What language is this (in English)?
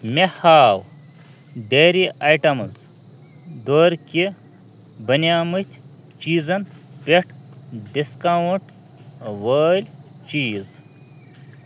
Kashmiri